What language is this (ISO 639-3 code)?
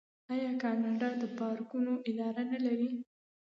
pus